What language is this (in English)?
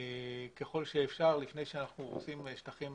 Hebrew